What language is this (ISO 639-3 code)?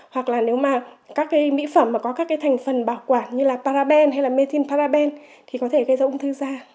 vie